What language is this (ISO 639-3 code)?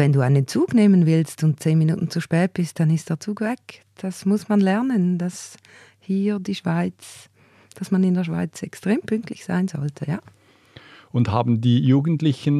deu